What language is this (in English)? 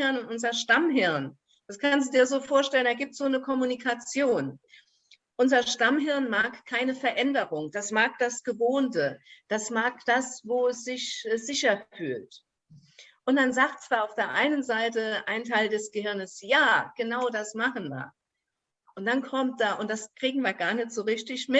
German